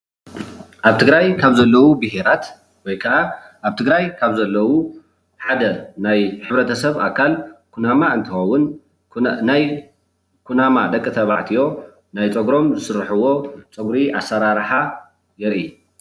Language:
Tigrinya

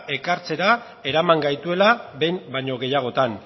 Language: Basque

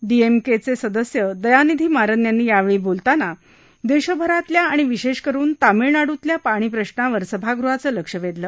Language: Marathi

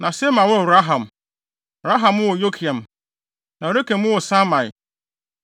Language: Akan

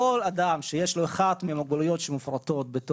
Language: Hebrew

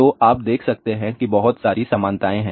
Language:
Hindi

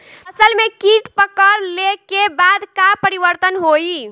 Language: Bhojpuri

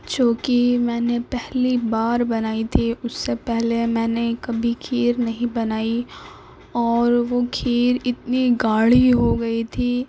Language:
Urdu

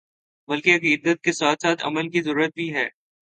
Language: Urdu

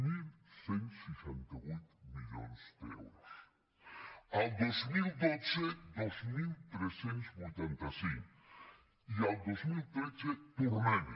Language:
Catalan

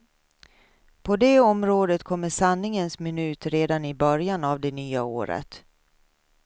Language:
Swedish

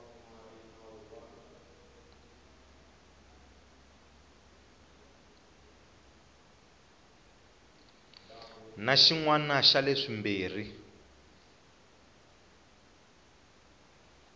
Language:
Tsonga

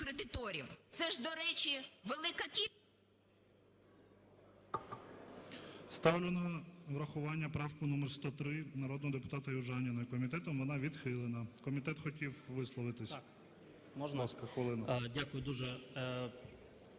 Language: Ukrainian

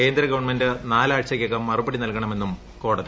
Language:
Malayalam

